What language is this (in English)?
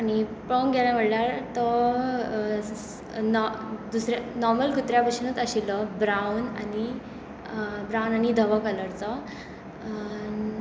Konkani